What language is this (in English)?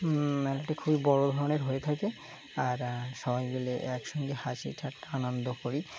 Bangla